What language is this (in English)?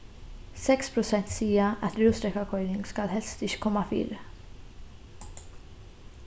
Faroese